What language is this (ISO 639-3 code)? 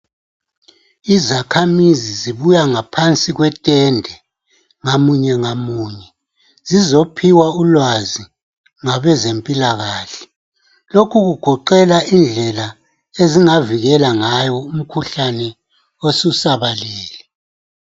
nde